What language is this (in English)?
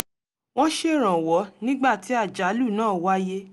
Yoruba